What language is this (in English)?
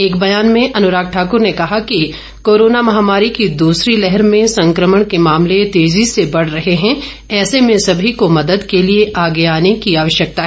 Hindi